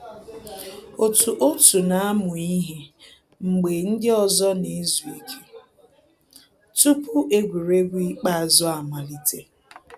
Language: Igbo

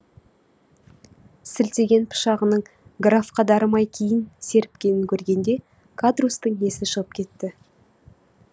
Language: Kazakh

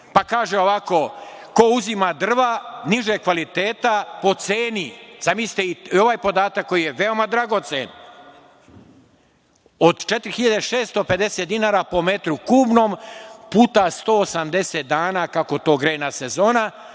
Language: Serbian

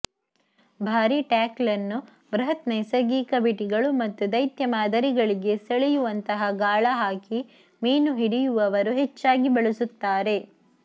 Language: Kannada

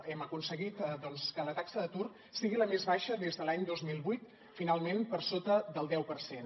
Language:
Catalan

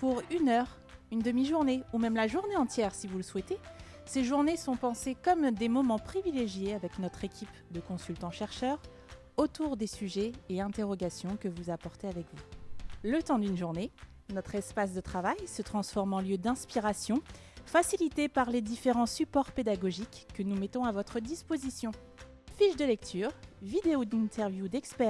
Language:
French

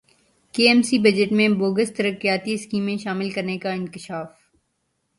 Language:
Urdu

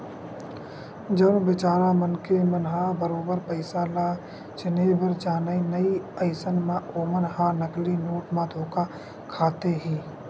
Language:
Chhattisgarhi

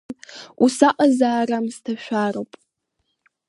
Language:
Abkhazian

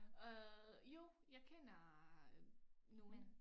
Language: Danish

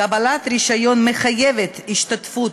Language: Hebrew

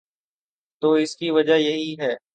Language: Urdu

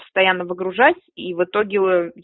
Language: Russian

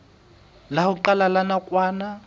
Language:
Southern Sotho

